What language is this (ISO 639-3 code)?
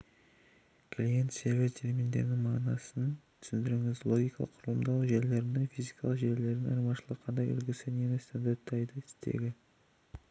kaz